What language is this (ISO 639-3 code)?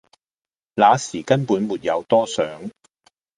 yue